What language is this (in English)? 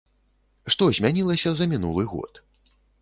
Belarusian